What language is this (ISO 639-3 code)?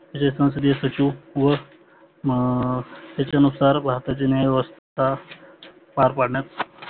mar